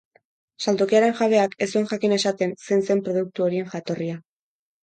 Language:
Basque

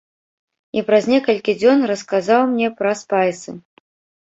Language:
Belarusian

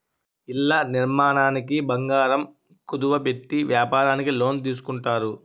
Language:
Telugu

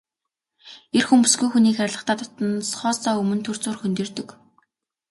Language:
Mongolian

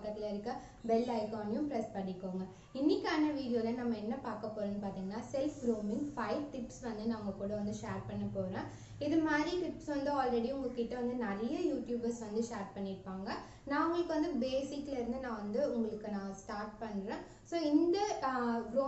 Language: Vietnamese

